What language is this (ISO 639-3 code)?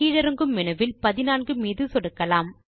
tam